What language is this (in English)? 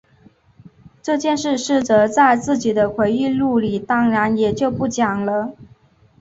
Chinese